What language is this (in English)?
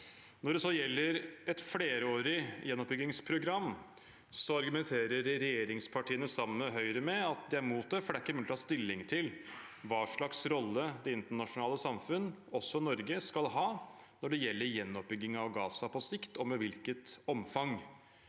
Norwegian